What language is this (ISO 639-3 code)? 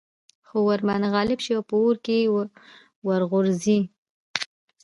pus